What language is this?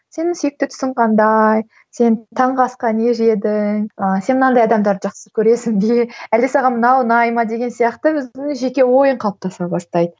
Kazakh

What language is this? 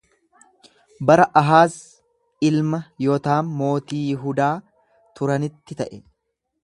Oromo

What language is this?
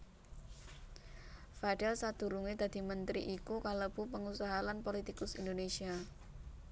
Javanese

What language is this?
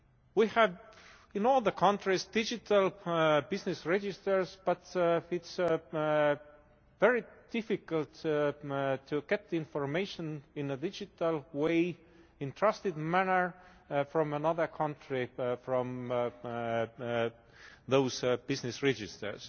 English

